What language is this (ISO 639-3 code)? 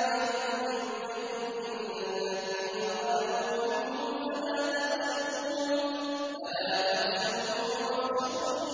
ara